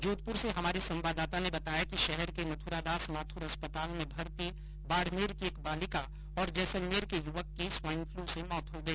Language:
Hindi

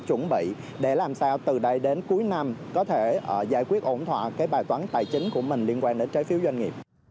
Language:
Vietnamese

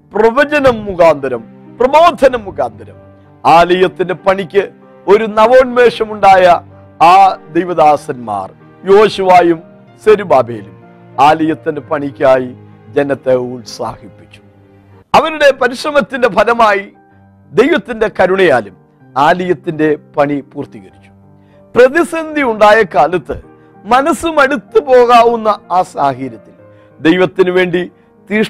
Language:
Malayalam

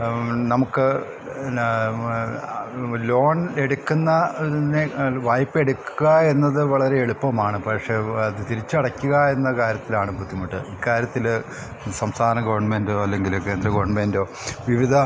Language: Malayalam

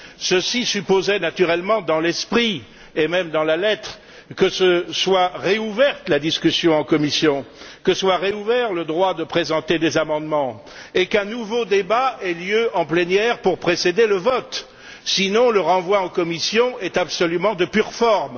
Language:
French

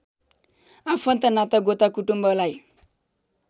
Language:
Nepali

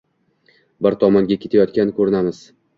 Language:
Uzbek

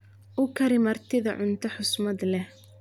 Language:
Somali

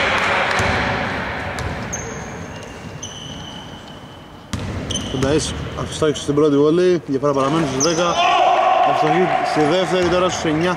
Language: Greek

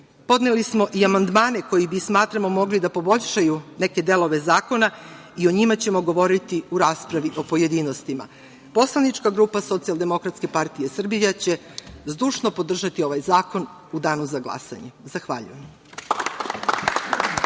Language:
Serbian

